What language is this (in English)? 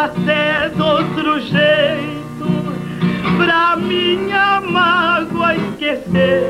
Portuguese